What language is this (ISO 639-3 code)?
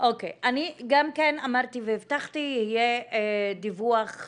heb